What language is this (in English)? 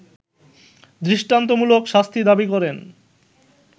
Bangla